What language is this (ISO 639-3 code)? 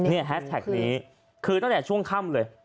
tha